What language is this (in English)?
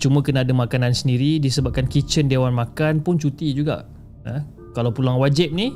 Malay